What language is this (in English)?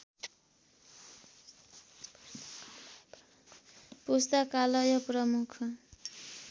Nepali